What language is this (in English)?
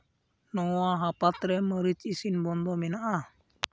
Santali